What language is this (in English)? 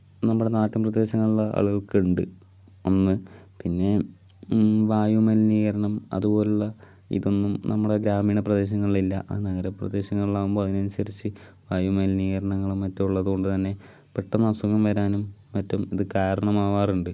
Malayalam